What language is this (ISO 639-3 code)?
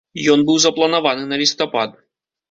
bel